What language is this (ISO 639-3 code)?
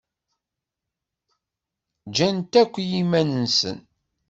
kab